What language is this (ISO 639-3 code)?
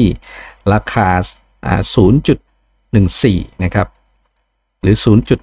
tha